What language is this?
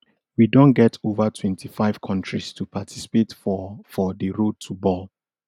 Nigerian Pidgin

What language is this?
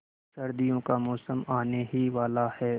Hindi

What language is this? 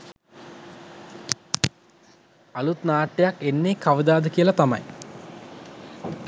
Sinhala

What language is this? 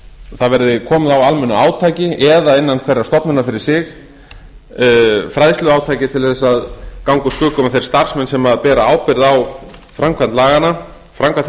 Icelandic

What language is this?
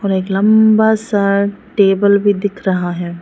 Hindi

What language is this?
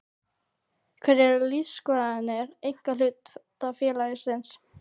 Icelandic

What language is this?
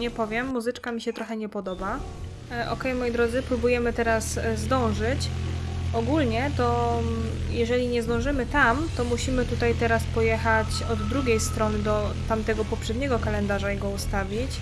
Polish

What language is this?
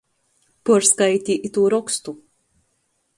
Latgalian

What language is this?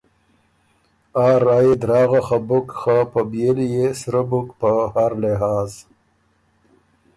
Ormuri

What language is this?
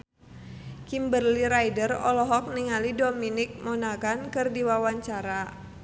Sundanese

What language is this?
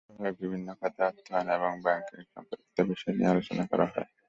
Bangla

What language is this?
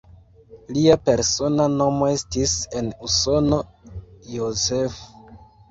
Esperanto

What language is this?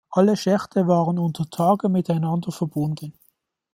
German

